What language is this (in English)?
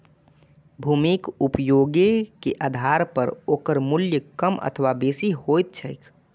Maithili